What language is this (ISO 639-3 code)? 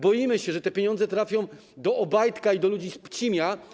pol